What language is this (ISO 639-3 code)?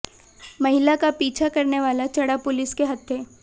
hin